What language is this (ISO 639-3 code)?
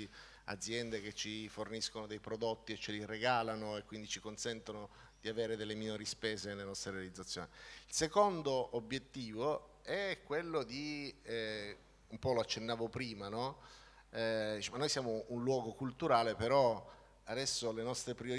ita